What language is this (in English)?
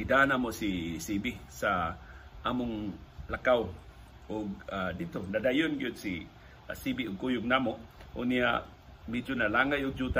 Filipino